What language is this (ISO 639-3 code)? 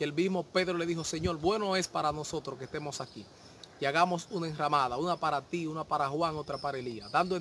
spa